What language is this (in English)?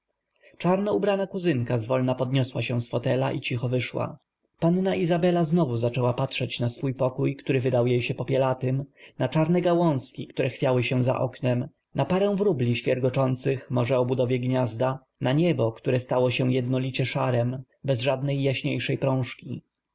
Polish